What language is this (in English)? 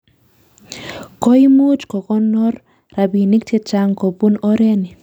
Kalenjin